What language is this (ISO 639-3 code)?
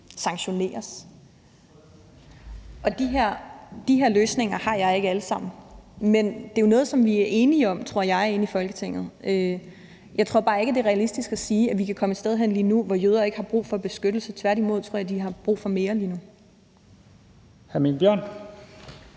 dan